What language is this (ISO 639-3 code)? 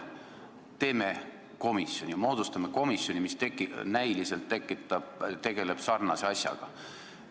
est